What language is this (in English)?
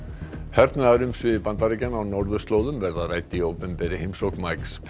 Icelandic